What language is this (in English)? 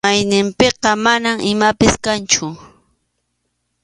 Arequipa-La Unión Quechua